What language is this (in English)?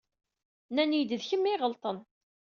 Kabyle